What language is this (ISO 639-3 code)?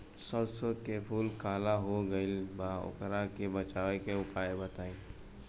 bho